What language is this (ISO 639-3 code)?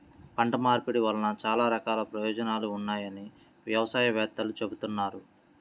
tel